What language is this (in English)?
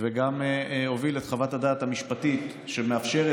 Hebrew